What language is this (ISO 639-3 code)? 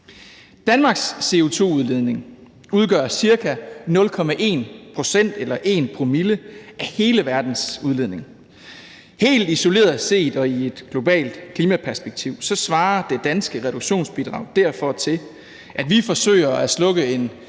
dan